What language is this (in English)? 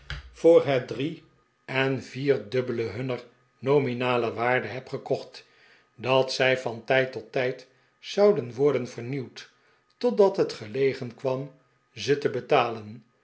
Dutch